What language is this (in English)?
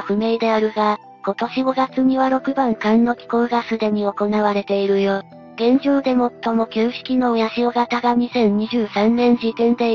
Japanese